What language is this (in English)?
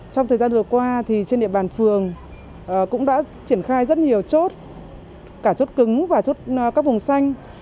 Vietnamese